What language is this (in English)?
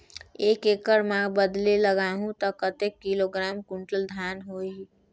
Chhattisgarhi